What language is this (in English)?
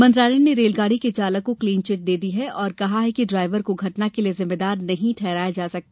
Hindi